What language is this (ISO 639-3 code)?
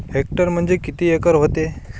mar